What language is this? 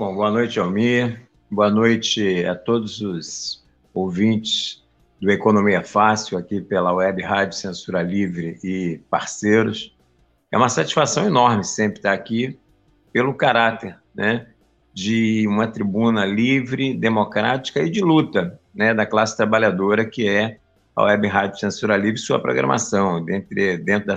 Portuguese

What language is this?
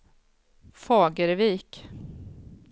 Swedish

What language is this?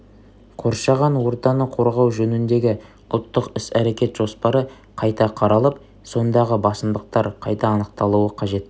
Kazakh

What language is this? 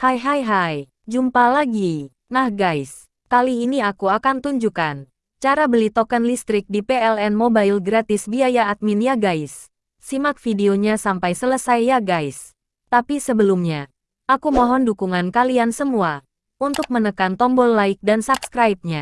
Indonesian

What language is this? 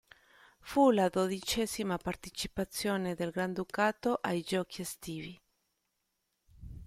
Italian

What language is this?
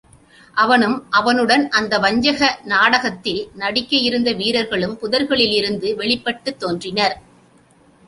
Tamil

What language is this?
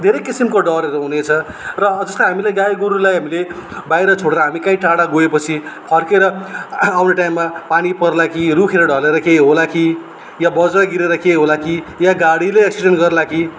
Nepali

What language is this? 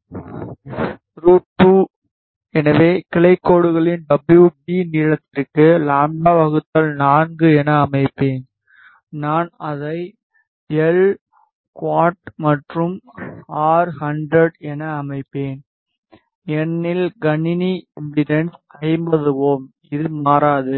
Tamil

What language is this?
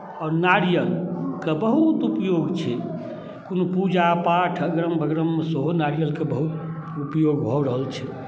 Maithili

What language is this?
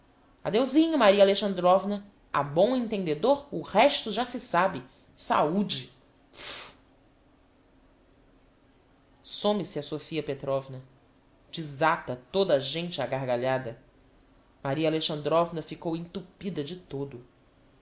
Portuguese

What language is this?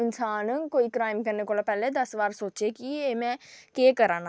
Dogri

